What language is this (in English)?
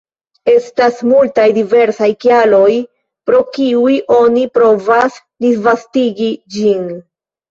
Esperanto